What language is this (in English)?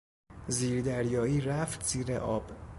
Persian